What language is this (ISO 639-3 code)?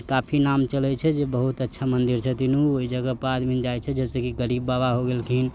mai